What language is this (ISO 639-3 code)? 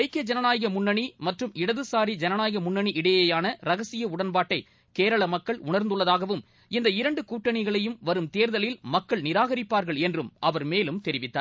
tam